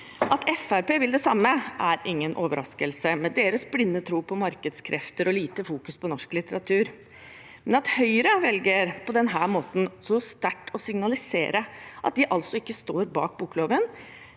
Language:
Norwegian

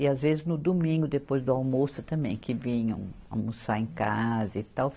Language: Portuguese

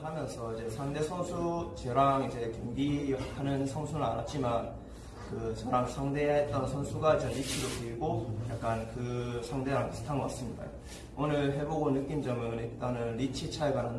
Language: Korean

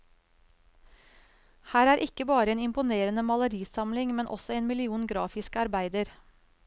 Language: Norwegian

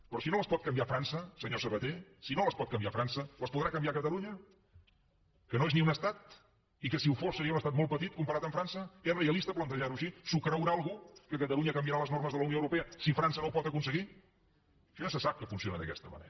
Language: Catalan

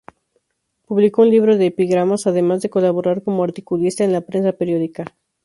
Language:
Spanish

